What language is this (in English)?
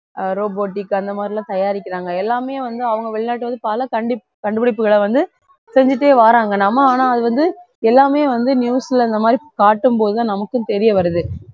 Tamil